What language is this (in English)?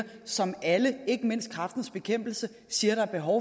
Danish